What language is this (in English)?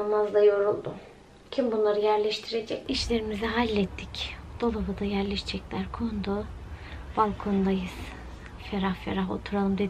Turkish